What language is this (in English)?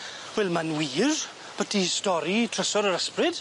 Welsh